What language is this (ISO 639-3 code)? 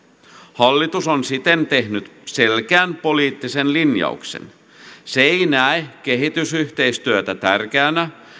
fin